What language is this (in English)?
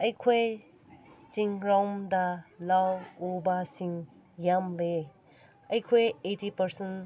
Manipuri